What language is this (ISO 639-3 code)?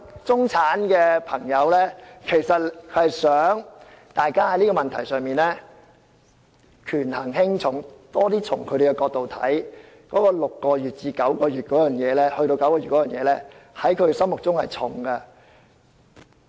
yue